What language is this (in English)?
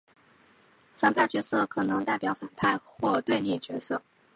Chinese